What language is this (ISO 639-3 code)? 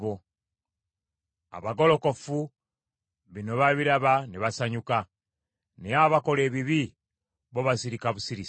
lug